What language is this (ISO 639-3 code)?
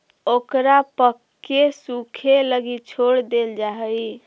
mag